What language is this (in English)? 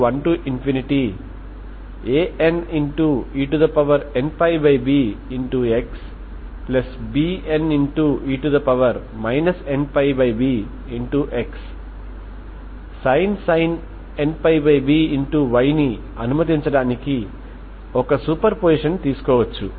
Telugu